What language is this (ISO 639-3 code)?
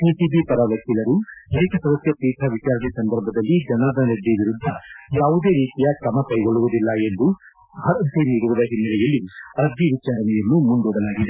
kan